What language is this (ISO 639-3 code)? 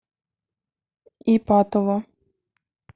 rus